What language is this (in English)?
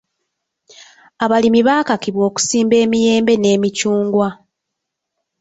Ganda